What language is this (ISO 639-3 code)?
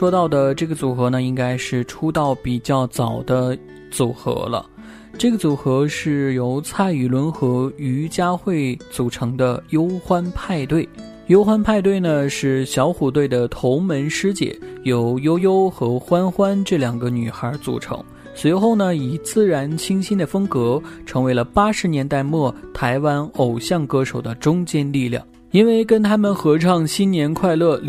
zho